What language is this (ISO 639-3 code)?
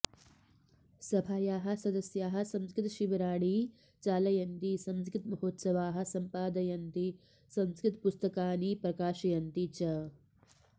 san